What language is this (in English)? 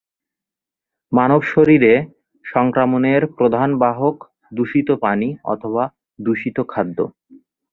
Bangla